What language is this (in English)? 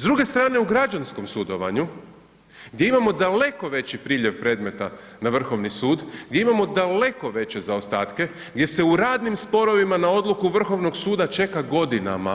Croatian